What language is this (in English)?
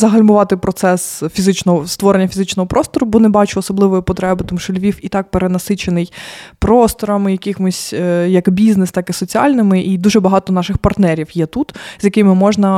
Ukrainian